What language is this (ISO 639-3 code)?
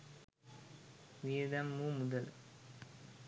sin